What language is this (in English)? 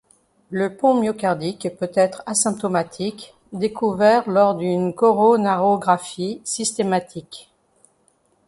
French